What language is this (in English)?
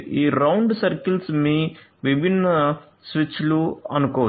Telugu